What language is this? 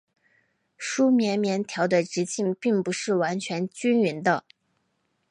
Chinese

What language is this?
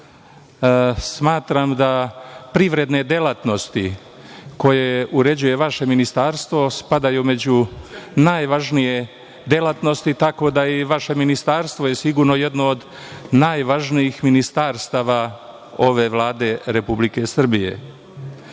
Serbian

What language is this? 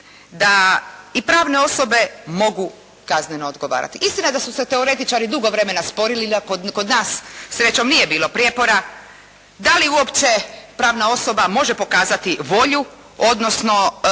Croatian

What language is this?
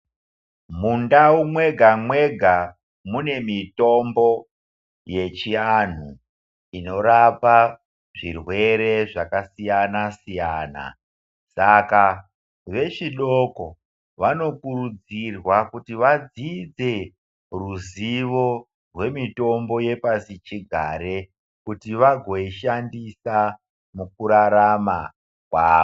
Ndau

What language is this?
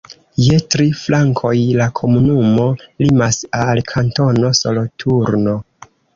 Esperanto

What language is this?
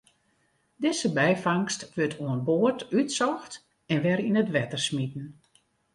Western Frisian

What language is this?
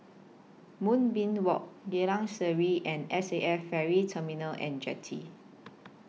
English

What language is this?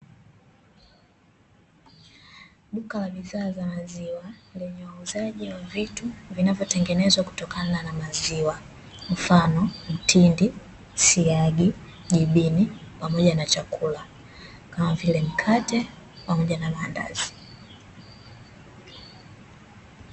Swahili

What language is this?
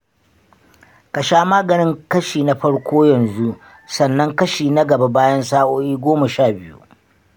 Hausa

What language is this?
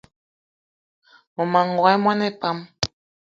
Eton (Cameroon)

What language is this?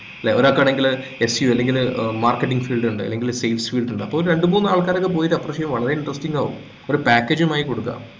Malayalam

